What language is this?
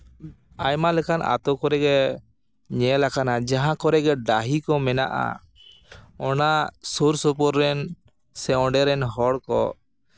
Santali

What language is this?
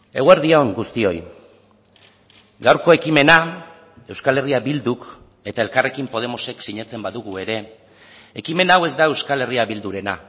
Basque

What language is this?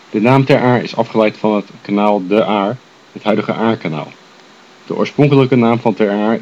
Dutch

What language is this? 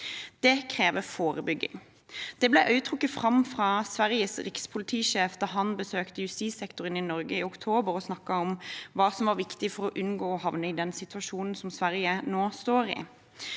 Norwegian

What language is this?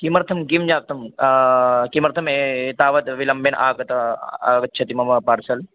Sanskrit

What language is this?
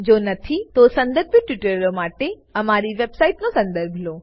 Gujarati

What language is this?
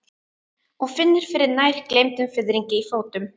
Icelandic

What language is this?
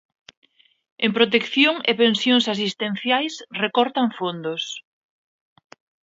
Galician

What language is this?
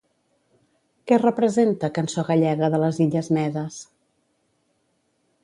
Catalan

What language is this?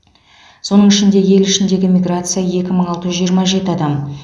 Kazakh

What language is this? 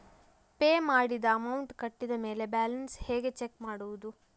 Kannada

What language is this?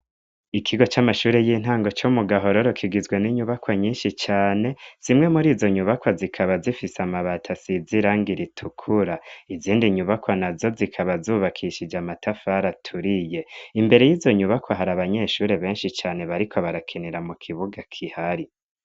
Rundi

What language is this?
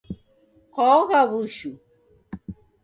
Taita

